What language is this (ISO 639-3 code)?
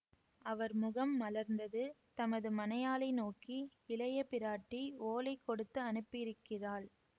tam